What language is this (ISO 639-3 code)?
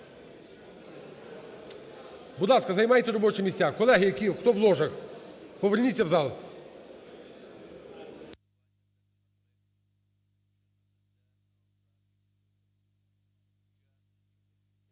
ukr